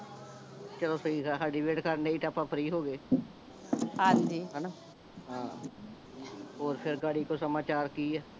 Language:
Punjabi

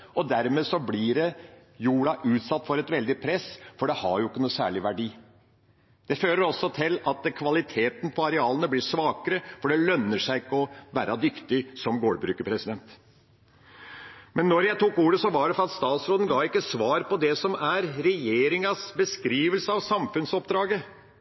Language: Norwegian Bokmål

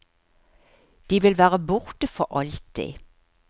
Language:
Norwegian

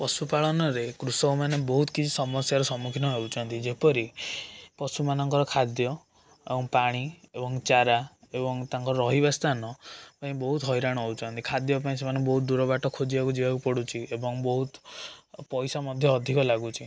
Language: Odia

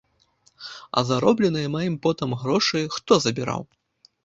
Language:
Belarusian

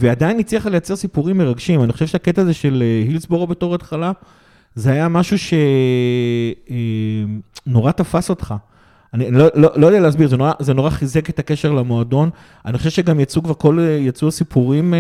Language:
Hebrew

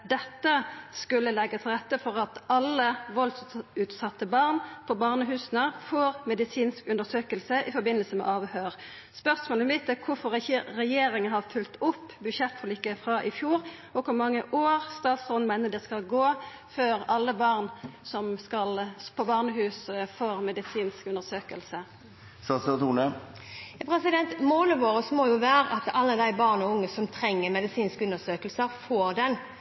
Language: Norwegian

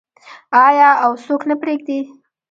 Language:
Pashto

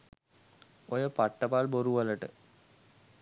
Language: Sinhala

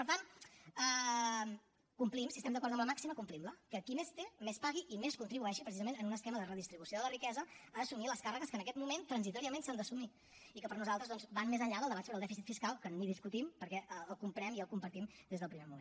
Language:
Catalan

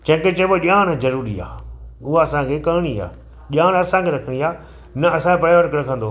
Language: Sindhi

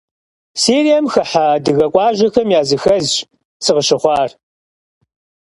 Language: Kabardian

